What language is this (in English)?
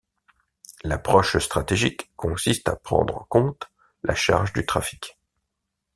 French